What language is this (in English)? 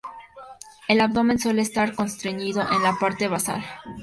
Spanish